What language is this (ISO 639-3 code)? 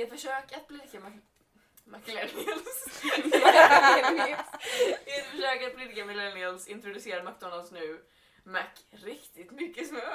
swe